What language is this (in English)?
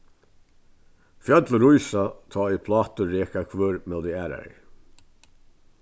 Faroese